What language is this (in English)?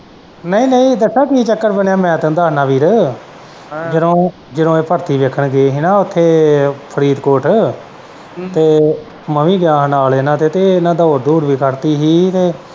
Punjabi